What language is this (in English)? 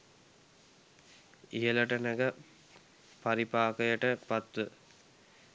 Sinhala